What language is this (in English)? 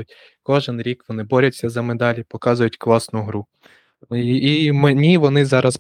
Ukrainian